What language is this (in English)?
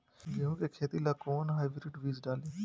Bhojpuri